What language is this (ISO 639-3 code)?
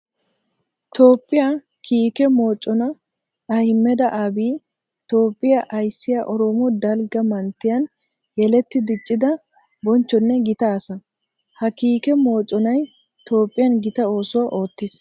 wal